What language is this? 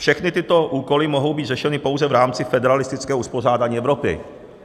Czech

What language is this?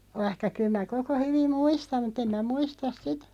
Finnish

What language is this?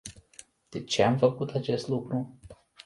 Romanian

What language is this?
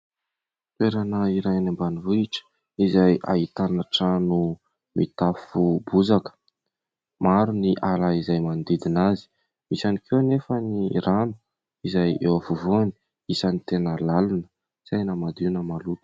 Malagasy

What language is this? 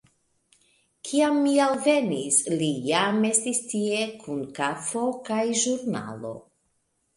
Esperanto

